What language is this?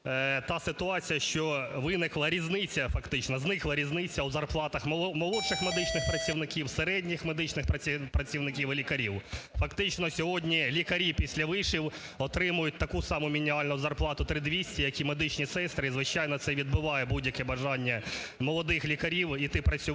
Ukrainian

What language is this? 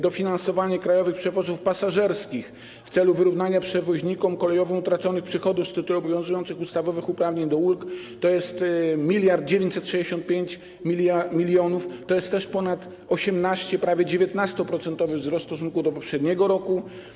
Polish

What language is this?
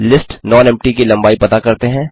Hindi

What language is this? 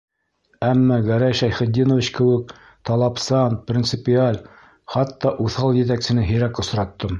Bashkir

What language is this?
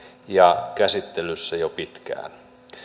Finnish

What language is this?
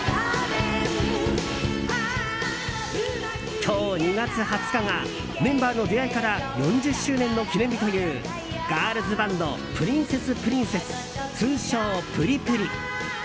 Japanese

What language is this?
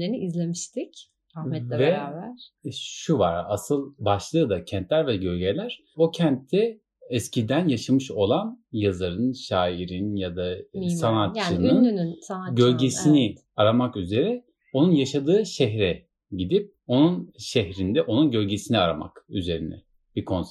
Turkish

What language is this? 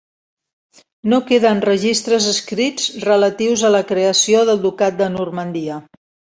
Catalan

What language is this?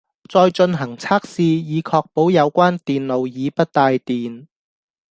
Cantonese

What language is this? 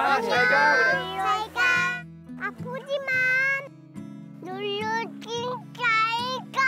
Korean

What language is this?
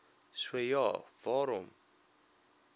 Afrikaans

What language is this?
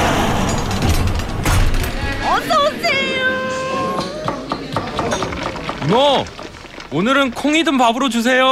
Korean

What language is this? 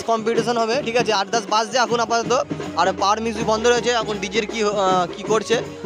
Bangla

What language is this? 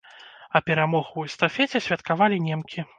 Belarusian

